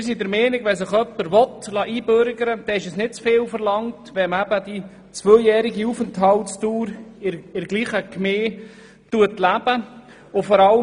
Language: Swiss German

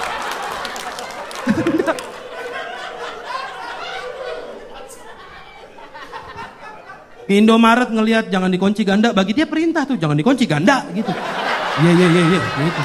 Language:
Indonesian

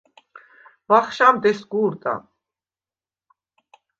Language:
Svan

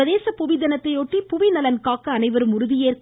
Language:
Tamil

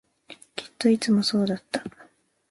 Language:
Japanese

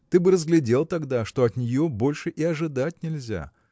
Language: Russian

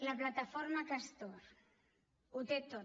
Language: Catalan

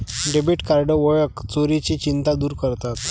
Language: Marathi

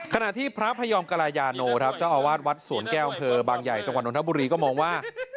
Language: Thai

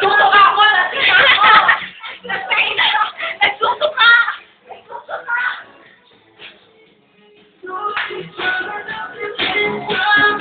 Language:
Vietnamese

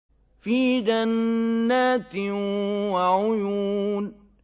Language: Arabic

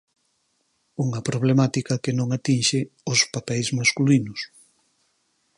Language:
Galician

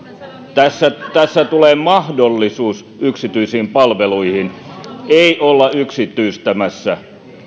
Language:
Finnish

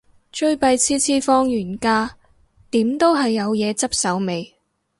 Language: Cantonese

